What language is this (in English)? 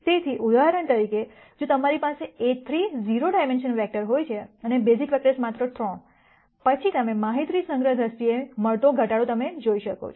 Gujarati